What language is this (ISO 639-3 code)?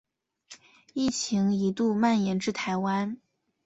zho